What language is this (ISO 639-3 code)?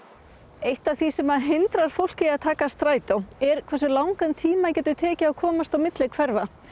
isl